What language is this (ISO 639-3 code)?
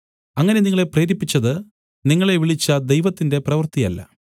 mal